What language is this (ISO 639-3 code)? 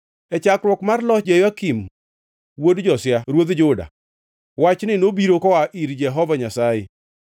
luo